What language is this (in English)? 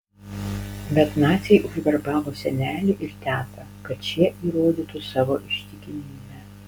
Lithuanian